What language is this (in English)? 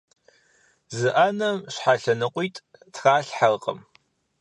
Kabardian